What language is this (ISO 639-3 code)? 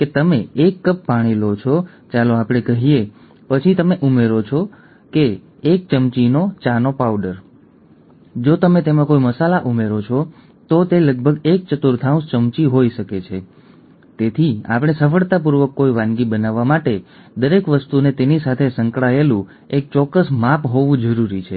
guj